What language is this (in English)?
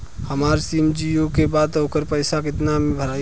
Bhojpuri